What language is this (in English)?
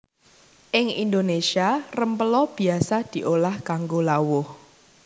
Javanese